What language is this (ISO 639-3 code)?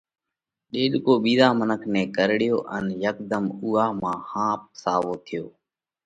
kvx